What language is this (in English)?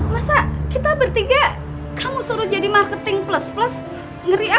Indonesian